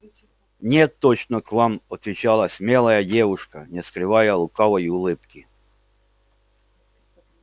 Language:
Russian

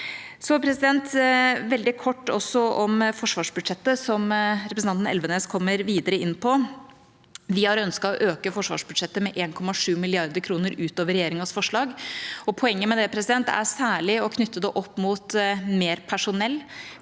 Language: Norwegian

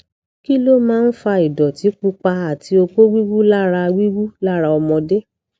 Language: Yoruba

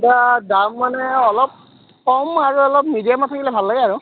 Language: Assamese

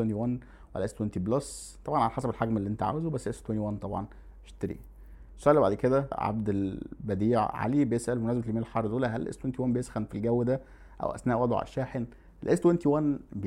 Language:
Arabic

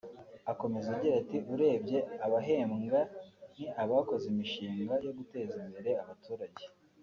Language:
Kinyarwanda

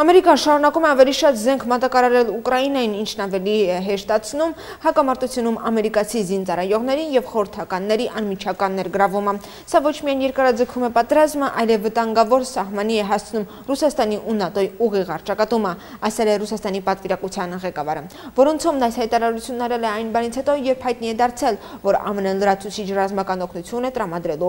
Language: Romanian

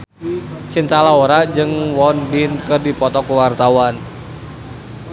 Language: Sundanese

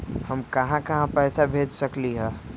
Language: Magahi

